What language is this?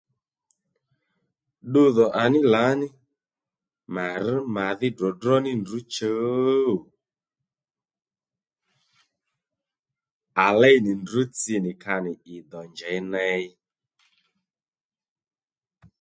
Lendu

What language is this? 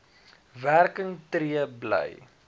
Afrikaans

